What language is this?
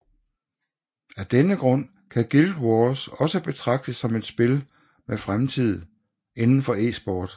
Danish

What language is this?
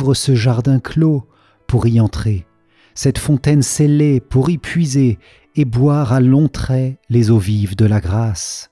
French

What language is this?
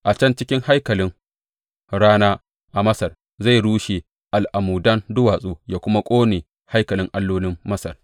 Hausa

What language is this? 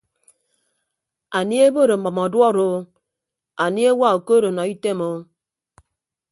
Ibibio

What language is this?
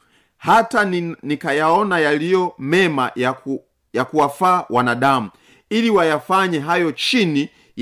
Swahili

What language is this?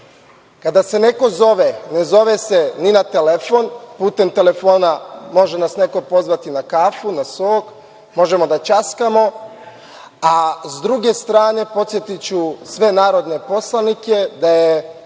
Serbian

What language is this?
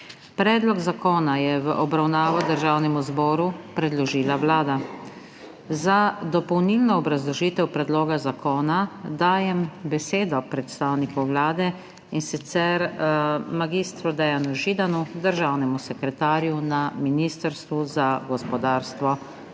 Slovenian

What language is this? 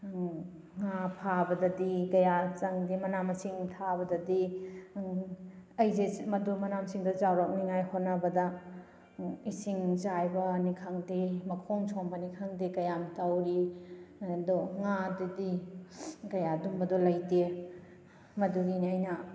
Manipuri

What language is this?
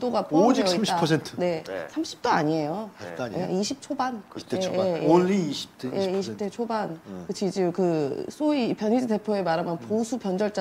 Korean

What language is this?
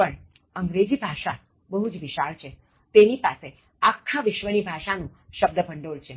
Gujarati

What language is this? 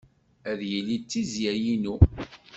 Kabyle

